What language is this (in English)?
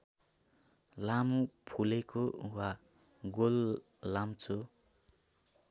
Nepali